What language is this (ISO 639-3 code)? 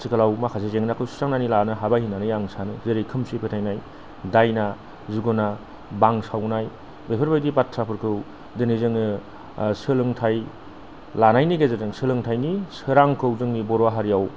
brx